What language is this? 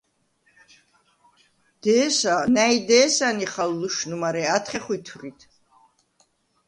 Svan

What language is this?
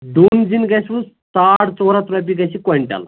Kashmiri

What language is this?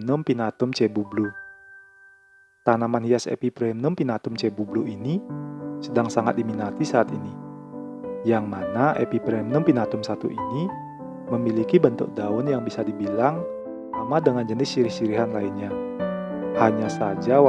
Indonesian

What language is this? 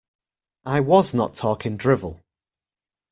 English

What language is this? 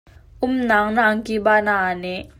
Hakha Chin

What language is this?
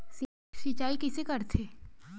Chhattisgarhi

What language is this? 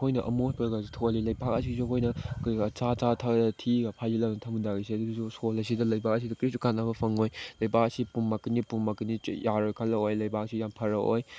Manipuri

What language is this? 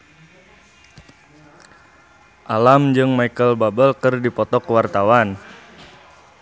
Sundanese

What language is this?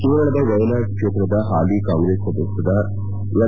Kannada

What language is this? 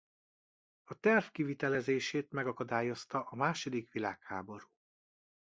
Hungarian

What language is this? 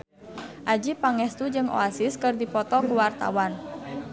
Sundanese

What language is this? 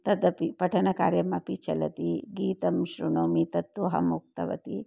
Sanskrit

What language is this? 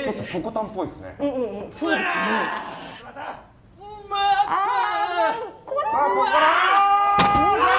Japanese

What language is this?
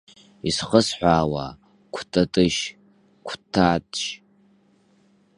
Abkhazian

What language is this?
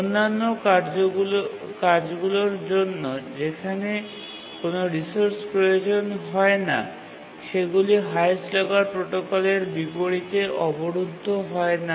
Bangla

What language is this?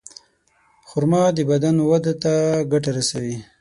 Pashto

